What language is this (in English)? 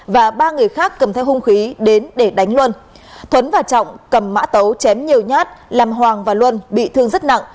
Vietnamese